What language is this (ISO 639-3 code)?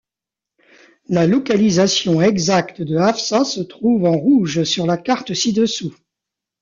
fra